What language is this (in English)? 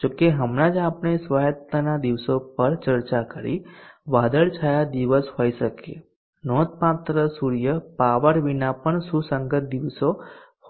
Gujarati